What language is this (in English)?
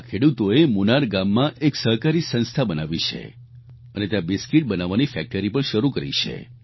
Gujarati